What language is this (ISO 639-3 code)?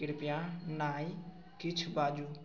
mai